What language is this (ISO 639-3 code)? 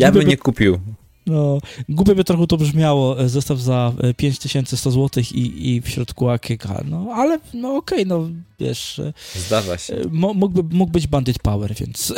pol